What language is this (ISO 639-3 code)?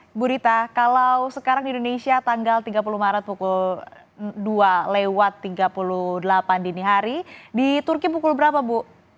ind